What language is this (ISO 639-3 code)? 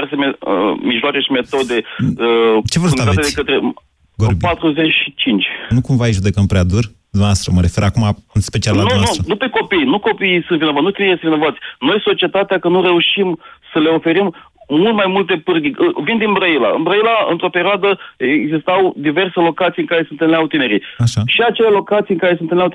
ron